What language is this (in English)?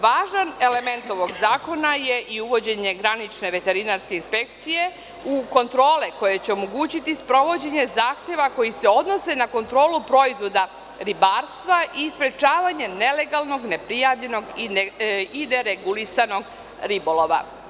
Serbian